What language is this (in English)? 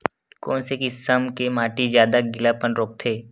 Chhattisgarhi